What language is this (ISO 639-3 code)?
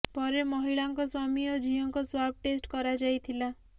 ori